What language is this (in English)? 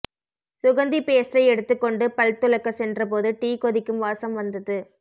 Tamil